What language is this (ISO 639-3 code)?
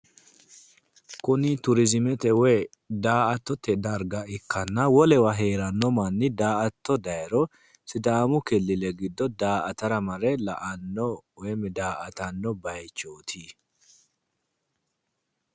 sid